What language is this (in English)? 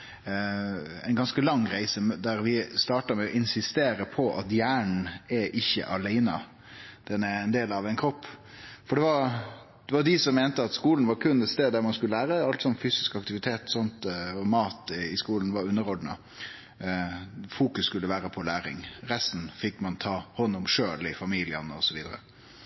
Norwegian Nynorsk